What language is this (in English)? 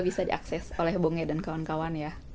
Indonesian